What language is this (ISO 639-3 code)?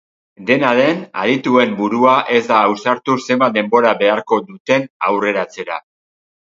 eus